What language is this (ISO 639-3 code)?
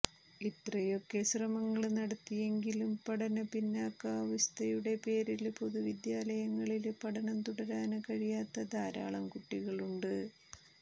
mal